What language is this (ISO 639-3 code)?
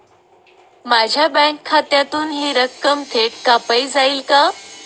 mar